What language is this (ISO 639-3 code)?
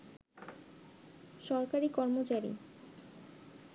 ben